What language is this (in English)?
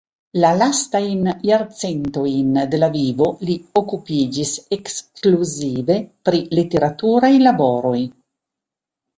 Esperanto